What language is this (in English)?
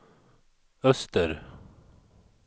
Swedish